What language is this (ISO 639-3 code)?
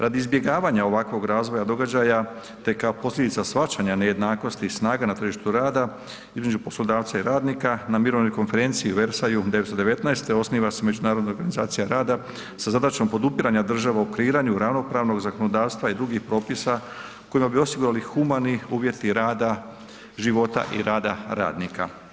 hrv